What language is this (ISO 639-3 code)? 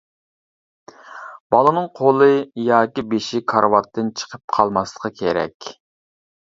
uig